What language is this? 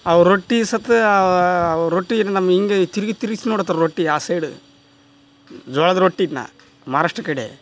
Kannada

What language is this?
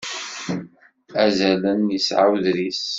Kabyle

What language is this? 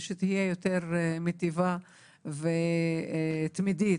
Hebrew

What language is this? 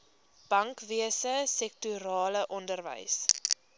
Afrikaans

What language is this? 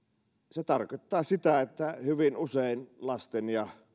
Finnish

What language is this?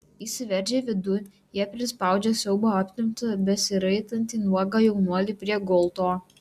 Lithuanian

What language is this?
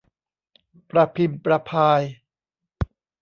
Thai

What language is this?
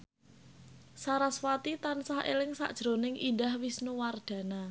Javanese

